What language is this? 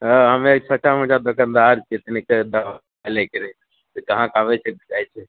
Maithili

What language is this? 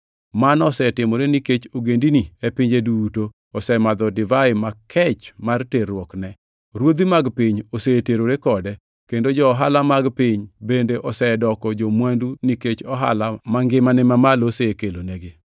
Luo (Kenya and Tanzania)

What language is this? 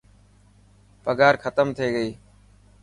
Dhatki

